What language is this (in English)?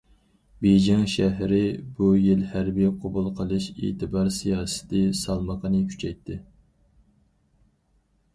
Uyghur